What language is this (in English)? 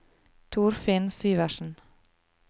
Norwegian